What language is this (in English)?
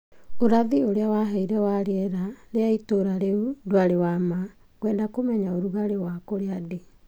Kikuyu